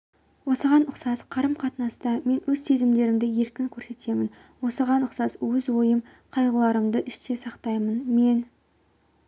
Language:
Kazakh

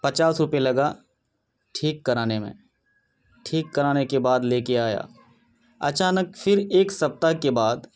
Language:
Urdu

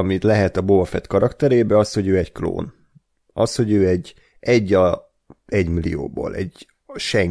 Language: Hungarian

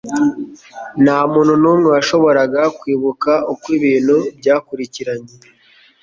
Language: Kinyarwanda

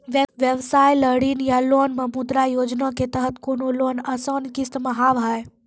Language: Maithili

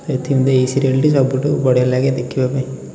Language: Odia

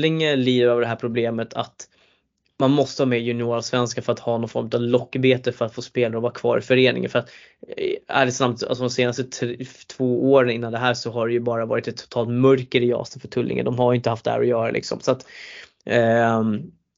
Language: Swedish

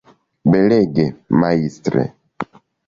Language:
Esperanto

